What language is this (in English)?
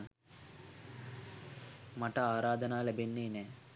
Sinhala